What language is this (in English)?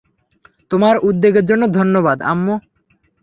Bangla